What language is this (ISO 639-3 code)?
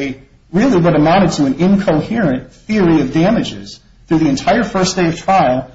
eng